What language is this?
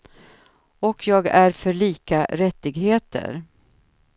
Swedish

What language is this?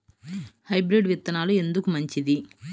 Telugu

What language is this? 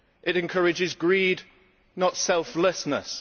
English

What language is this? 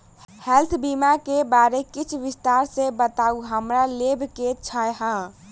Maithili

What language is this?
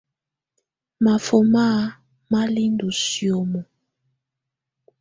Tunen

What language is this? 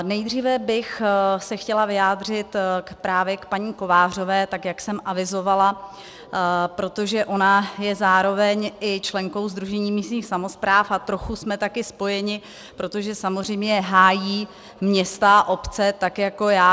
Czech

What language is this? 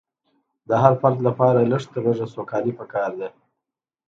Pashto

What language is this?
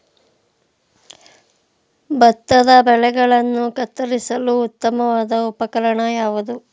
Kannada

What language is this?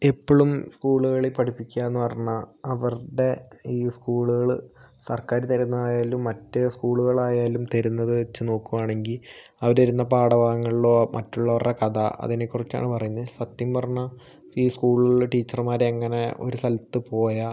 Malayalam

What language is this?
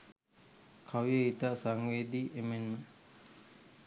Sinhala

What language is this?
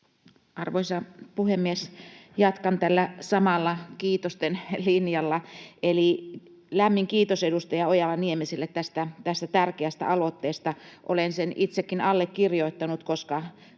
Finnish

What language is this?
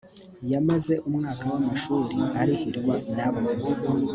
Kinyarwanda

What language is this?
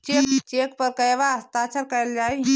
Bhojpuri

